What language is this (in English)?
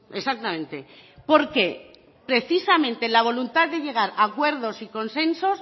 Spanish